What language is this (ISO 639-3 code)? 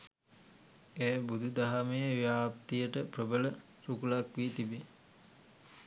sin